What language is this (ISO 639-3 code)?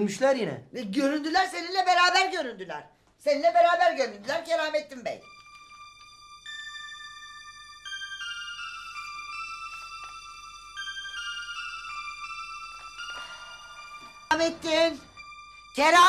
tur